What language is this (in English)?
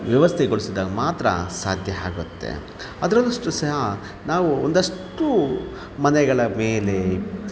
Kannada